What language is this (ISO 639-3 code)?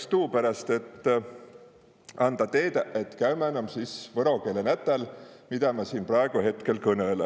est